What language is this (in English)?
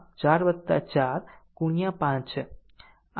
Gujarati